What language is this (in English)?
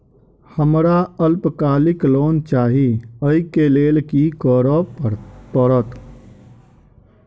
Maithili